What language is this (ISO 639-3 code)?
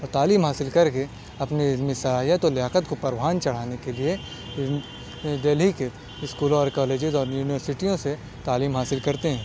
urd